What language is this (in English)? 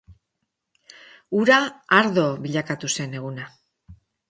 Basque